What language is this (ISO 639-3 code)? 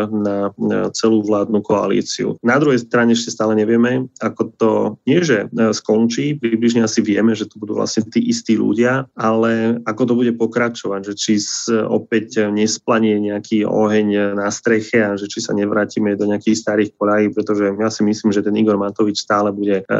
slk